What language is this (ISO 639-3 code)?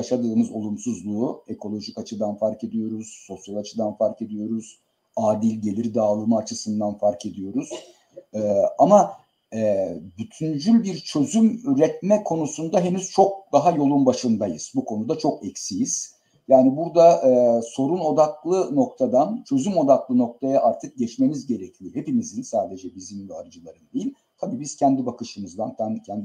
tur